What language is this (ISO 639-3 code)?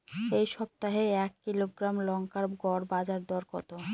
ben